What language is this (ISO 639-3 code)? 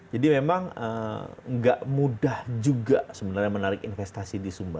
ind